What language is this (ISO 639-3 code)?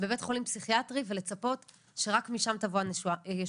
heb